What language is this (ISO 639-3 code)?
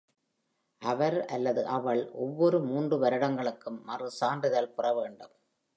tam